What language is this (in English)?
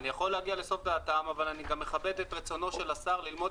Hebrew